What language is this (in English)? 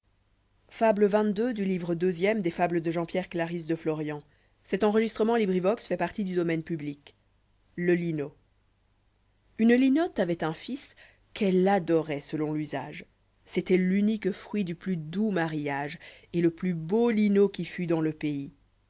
French